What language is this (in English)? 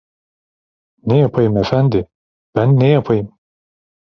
Turkish